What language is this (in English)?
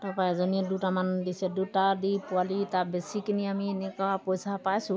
Assamese